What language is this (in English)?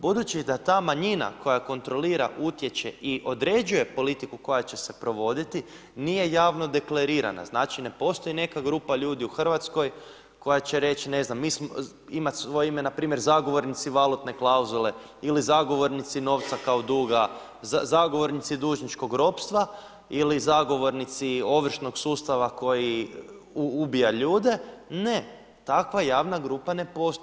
Croatian